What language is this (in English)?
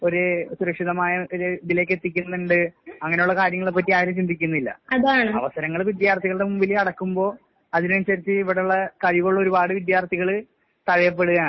Malayalam